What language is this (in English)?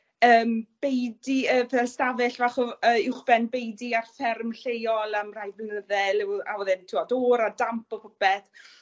Welsh